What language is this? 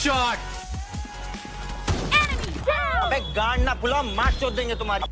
Hindi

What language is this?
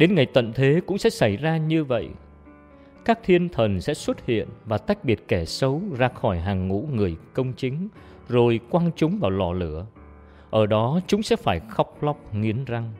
Vietnamese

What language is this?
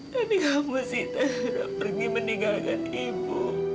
Indonesian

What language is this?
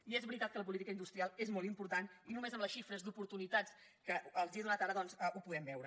Catalan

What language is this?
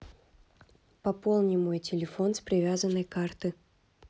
Russian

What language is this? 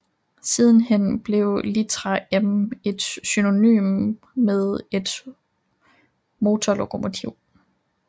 Danish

